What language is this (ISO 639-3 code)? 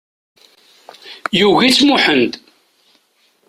kab